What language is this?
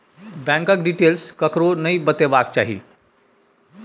Maithili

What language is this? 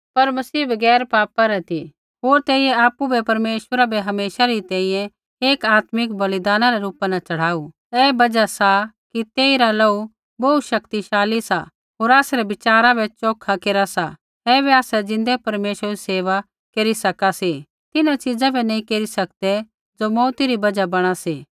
Kullu Pahari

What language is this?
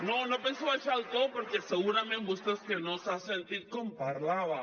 Catalan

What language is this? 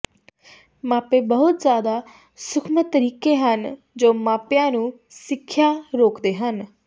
Punjabi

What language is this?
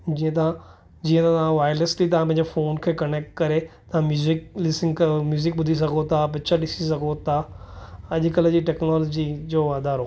Sindhi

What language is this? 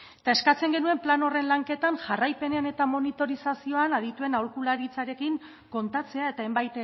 Basque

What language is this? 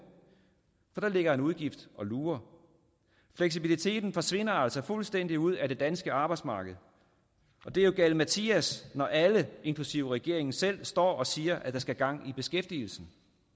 Danish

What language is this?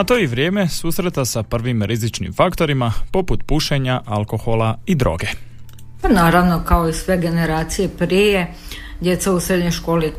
Croatian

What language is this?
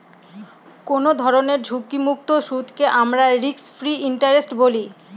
Bangla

